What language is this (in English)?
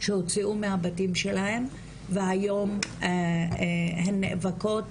Hebrew